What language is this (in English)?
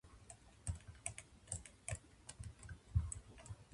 Japanese